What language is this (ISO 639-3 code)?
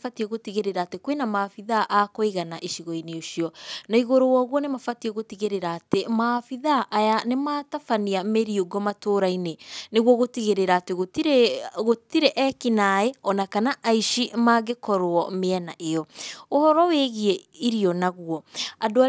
kik